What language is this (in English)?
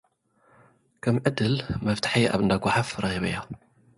Tigrinya